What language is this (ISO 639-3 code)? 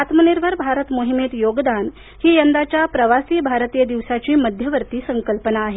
mar